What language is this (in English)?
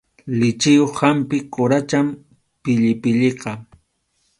Arequipa-La Unión Quechua